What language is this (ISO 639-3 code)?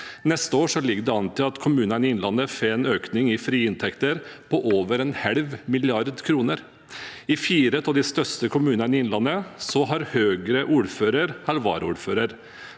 nor